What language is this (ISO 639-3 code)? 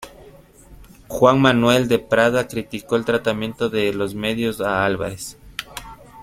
spa